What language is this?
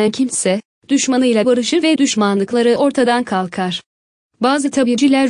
Turkish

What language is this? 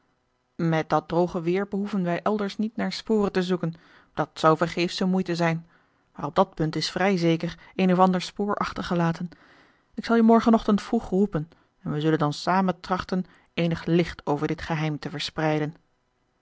Dutch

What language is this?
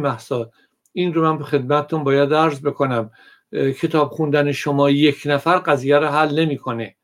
Persian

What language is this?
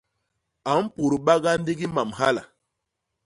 Basaa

